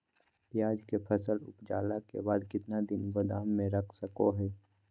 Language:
Magahi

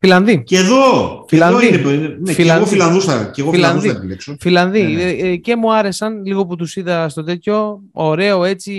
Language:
Greek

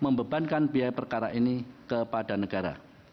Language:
Indonesian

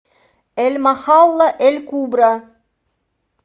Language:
Russian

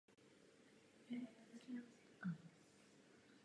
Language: Czech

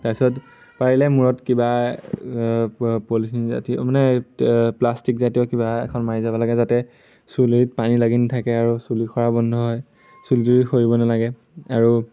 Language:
Assamese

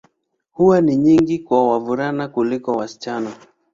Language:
Swahili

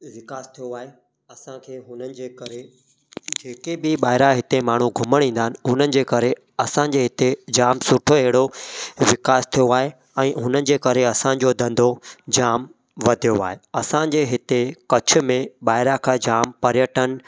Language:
Sindhi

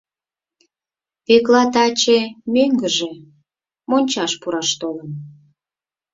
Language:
Mari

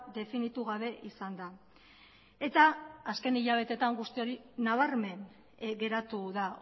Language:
Basque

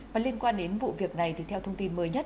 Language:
Vietnamese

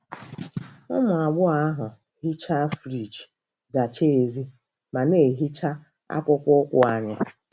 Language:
Igbo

